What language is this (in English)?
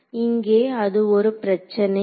Tamil